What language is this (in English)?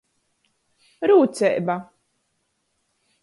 Latgalian